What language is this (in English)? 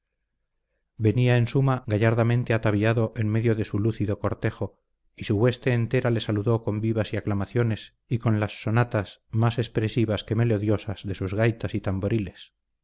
Spanish